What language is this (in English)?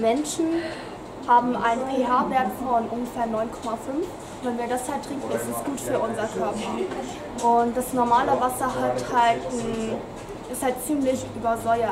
German